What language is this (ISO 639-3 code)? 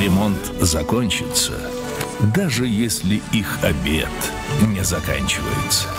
rus